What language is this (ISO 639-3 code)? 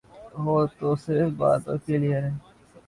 urd